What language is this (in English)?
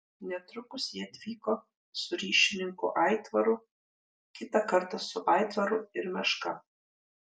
Lithuanian